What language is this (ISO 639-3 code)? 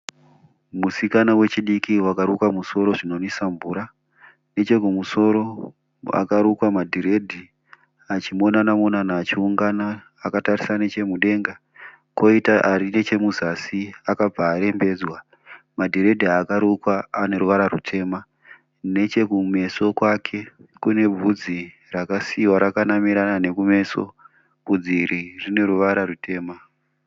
sna